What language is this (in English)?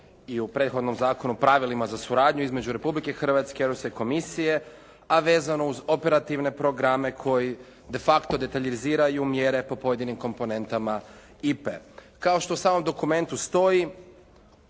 Croatian